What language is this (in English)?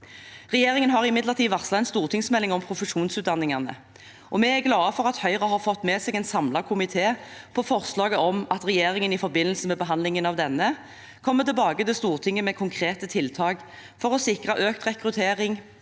Norwegian